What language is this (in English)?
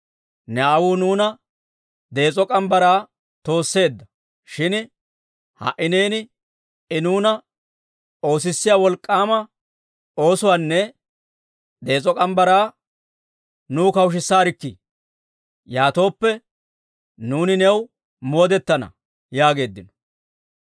Dawro